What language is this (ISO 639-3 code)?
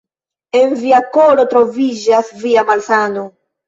epo